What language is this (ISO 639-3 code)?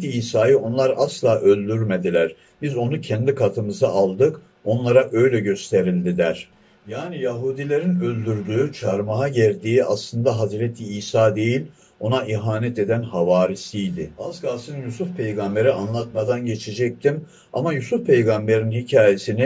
tur